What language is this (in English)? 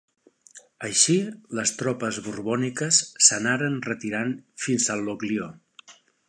Catalan